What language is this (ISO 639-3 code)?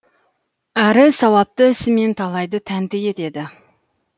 kaz